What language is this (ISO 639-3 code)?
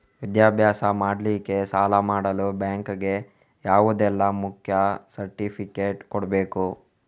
kan